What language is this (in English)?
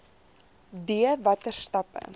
Afrikaans